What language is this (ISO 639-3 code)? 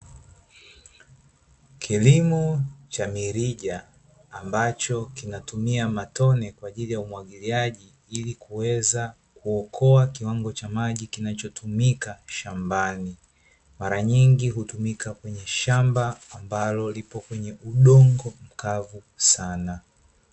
swa